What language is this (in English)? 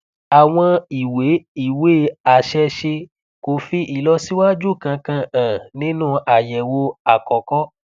Yoruba